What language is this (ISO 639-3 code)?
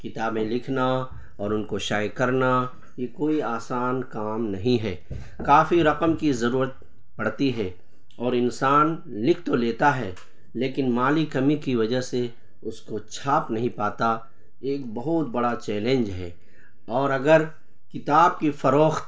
urd